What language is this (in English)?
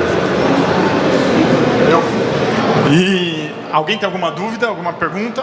Portuguese